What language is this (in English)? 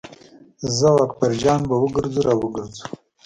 Pashto